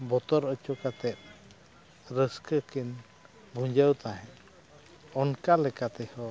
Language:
Santali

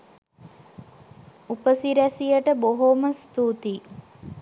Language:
Sinhala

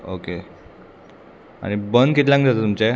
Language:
Konkani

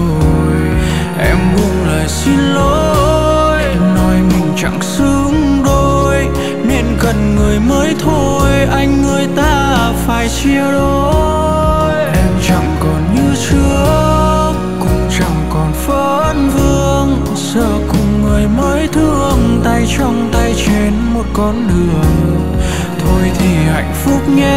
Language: Vietnamese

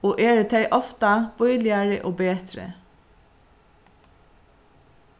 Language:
Faroese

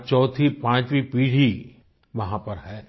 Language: Hindi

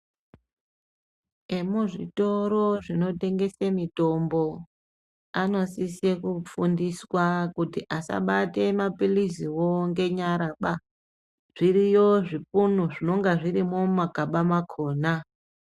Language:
Ndau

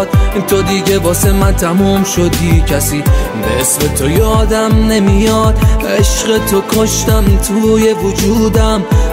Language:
Persian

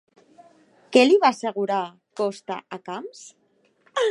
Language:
Catalan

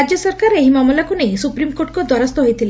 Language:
Odia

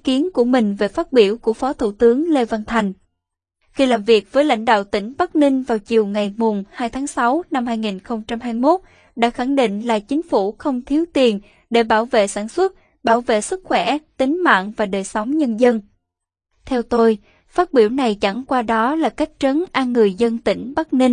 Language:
Vietnamese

